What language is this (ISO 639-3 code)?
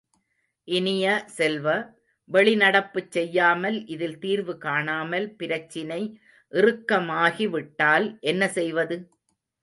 tam